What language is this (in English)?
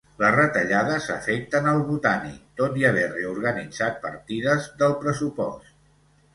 Catalan